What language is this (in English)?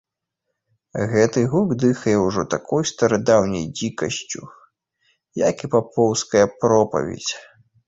Belarusian